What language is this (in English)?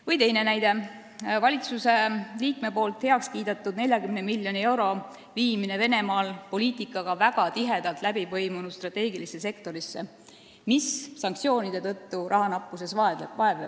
Estonian